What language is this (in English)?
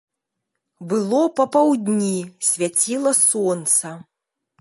Belarusian